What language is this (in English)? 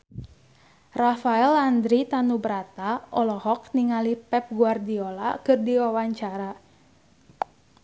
Sundanese